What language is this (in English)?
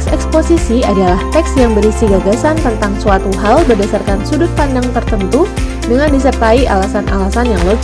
Indonesian